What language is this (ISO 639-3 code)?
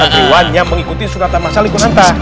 ind